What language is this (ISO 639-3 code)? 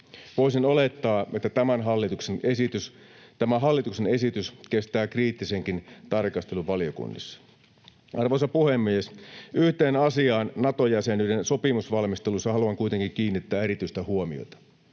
fin